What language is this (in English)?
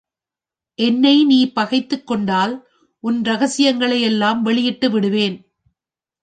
Tamil